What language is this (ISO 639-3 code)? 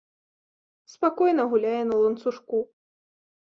bel